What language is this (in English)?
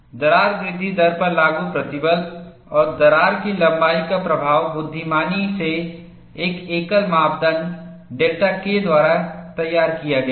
Hindi